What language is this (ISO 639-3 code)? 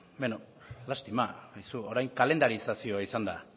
eus